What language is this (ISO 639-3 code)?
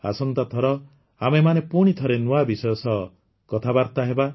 ori